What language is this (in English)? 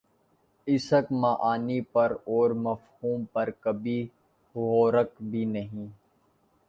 Urdu